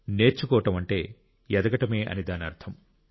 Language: Telugu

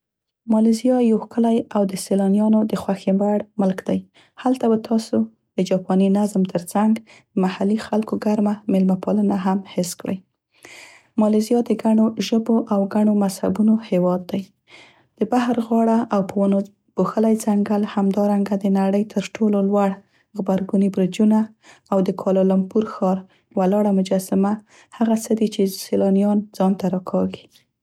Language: Central Pashto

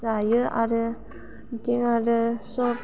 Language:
Bodo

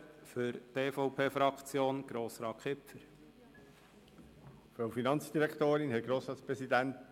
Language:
Swiss German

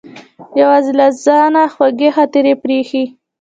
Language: Pashto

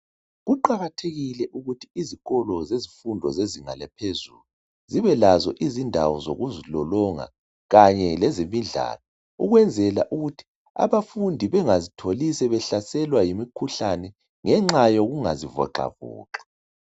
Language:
North Ndebele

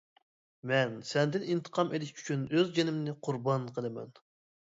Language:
Uyghur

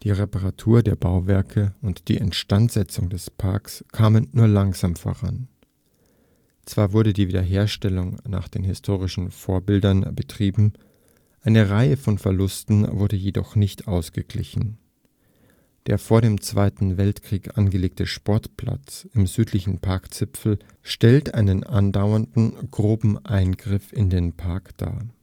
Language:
German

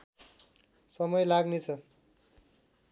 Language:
Nepali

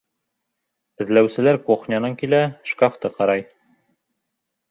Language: Bashkir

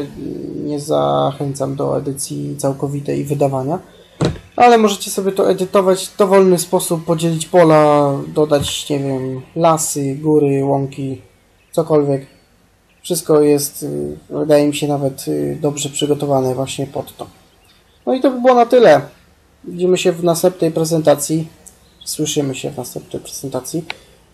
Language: Polish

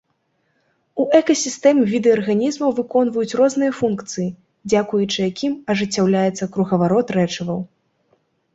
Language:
Belarusian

